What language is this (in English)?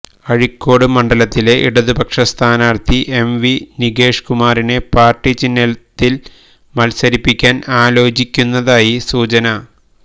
Malayalam